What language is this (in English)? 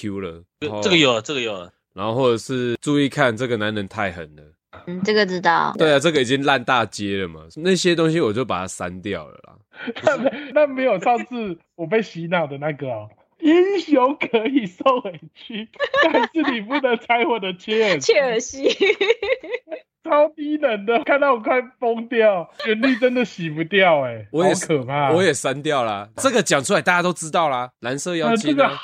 Chinese